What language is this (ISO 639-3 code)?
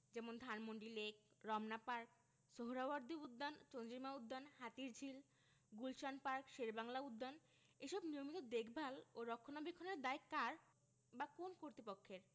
ben